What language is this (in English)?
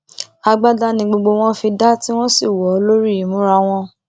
Yoruba